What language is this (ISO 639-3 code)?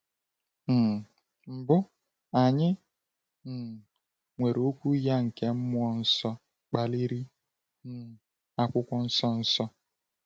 ibo